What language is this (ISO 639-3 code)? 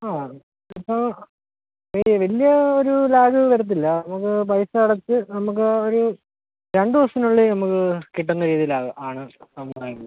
mal